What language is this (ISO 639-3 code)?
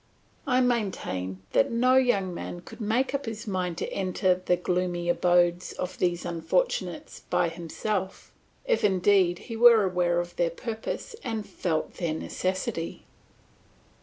eng